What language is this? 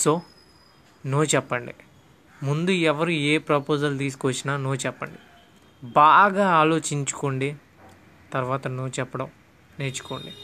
Telugu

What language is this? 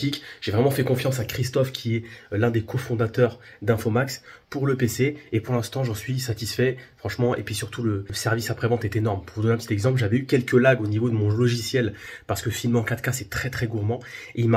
French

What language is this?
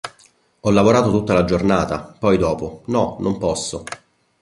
Italian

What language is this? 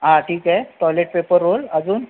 Marathi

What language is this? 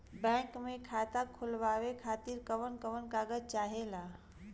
Bhojpuri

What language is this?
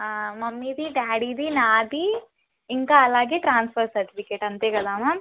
Telugu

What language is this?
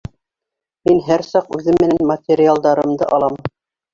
Bashkir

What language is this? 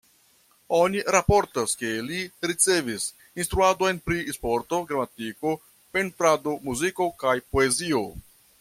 Esperanto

